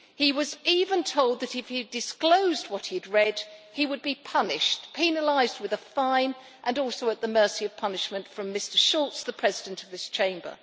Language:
English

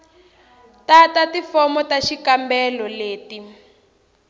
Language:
Tsonga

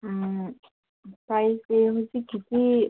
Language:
Manipuri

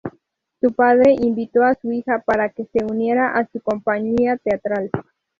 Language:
Spanish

